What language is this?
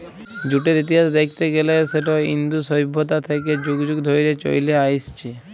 Bangla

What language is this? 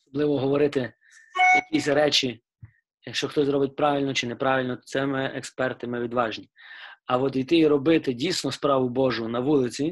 Ukrainian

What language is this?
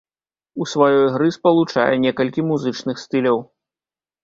Belarusian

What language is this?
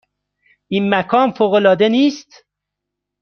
Persian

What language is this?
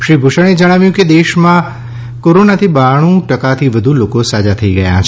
Gujarati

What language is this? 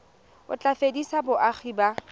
Tswana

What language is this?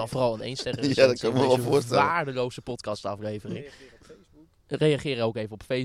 Dutch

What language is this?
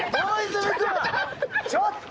Japanese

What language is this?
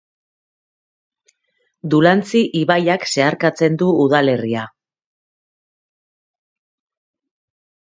Basque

